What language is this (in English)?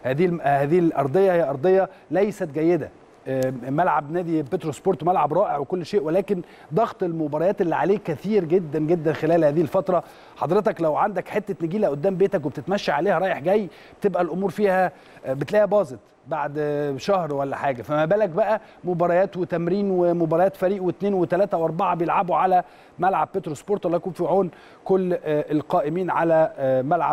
Arabic